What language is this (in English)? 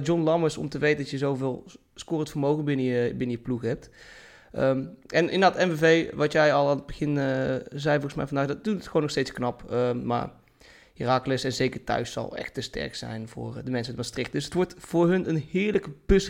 Dutch